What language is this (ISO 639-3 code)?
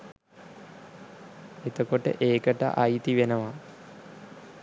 sin